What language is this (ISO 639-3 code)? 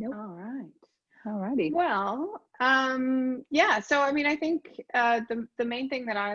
eng